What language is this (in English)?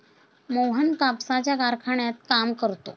Marathi